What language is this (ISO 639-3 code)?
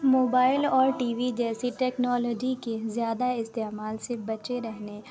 urd